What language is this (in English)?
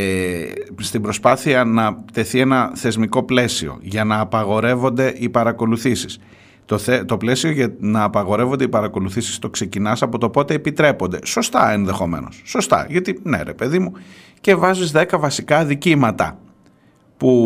Greek